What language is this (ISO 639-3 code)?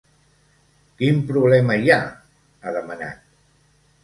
cat